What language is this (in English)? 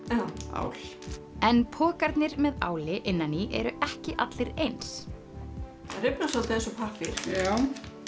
Icelandic